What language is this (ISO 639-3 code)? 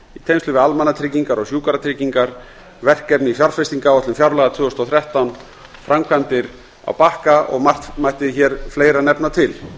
isl